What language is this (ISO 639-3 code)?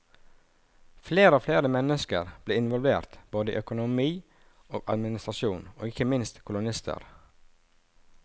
nor